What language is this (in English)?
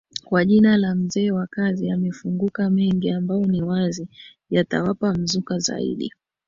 Swahili